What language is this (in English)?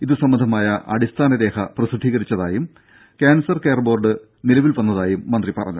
Malayalam